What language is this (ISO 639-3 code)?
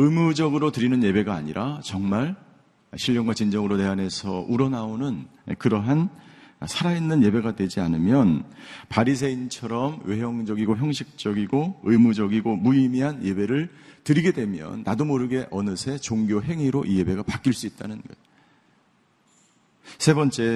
kor